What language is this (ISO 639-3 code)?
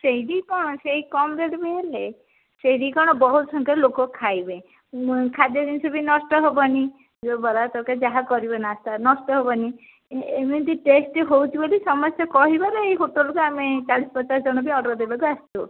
ori